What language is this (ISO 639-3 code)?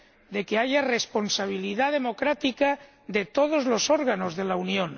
spa